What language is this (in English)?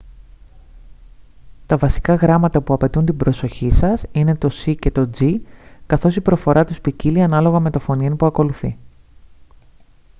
Greek